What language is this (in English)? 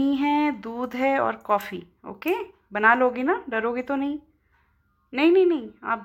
Hindi